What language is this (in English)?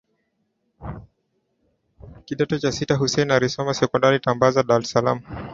Swahili